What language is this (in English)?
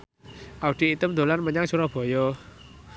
Javanese